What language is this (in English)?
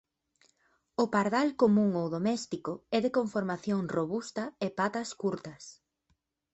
Galician